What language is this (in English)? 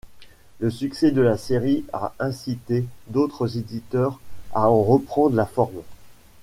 French